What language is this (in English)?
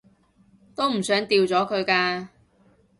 Cantonese